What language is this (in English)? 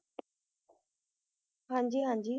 Punjabi